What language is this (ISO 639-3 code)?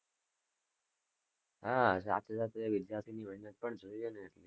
guj